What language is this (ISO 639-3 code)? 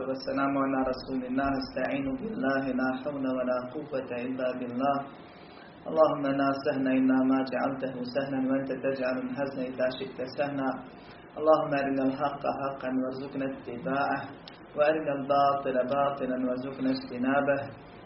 hrv